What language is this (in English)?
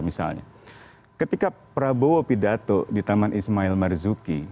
Indonesian